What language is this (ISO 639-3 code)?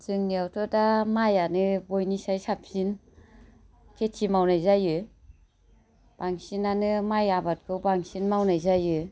brx